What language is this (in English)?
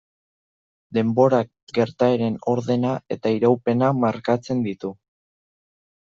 Basque